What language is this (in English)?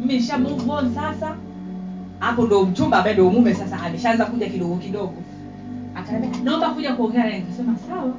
Swahili